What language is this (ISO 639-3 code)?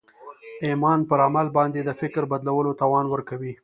pus